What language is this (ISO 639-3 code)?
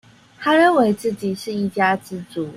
zho